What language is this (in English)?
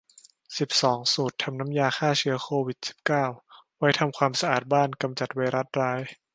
Thai